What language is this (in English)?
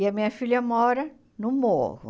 Portuguese